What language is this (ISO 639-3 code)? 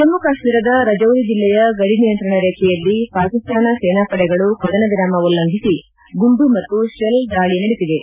kan